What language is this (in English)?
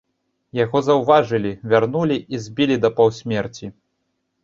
Belarusian